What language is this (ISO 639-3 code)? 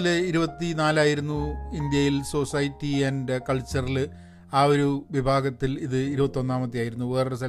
mal